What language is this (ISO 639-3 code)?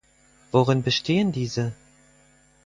deu